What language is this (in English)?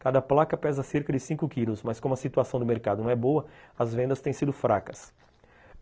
Portuguese